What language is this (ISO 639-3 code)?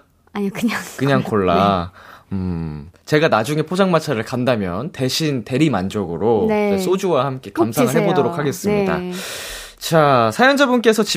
kor